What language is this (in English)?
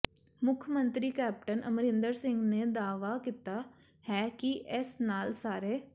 Punjabi